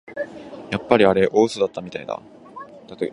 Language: Japanese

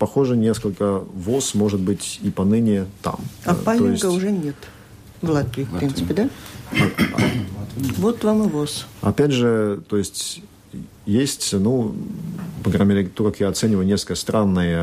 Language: Russian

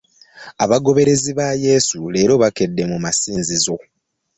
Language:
Ganda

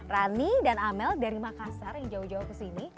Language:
Indonesian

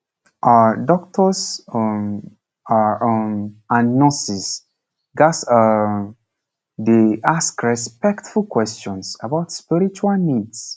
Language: Nigerian Pidgin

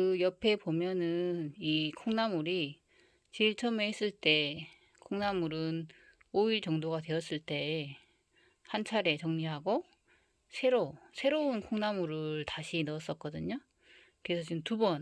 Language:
Korean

